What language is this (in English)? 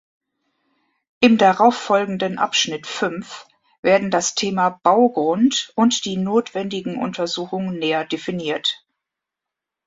German